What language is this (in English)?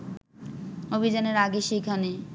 Bangla